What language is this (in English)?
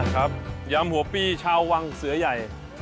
Thai